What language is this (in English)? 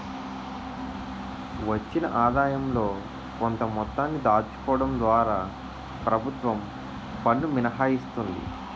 Telugu